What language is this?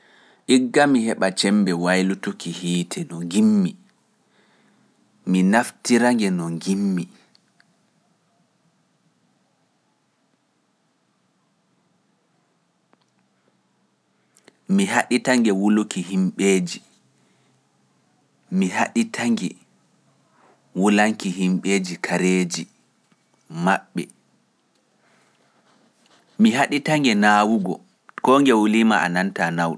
Pular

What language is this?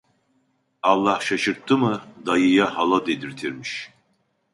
Turkish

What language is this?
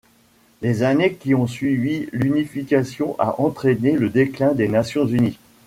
French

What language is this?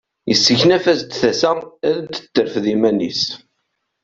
Kabyle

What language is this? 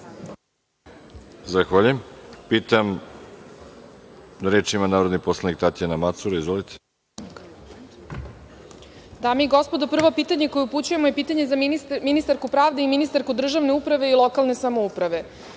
Serbian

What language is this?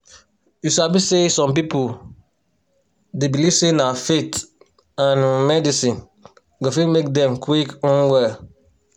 Nigerian Pidgin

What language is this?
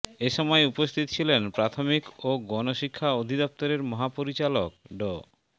Bangla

